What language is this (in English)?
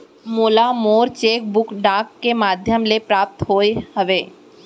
Chhattisgarhi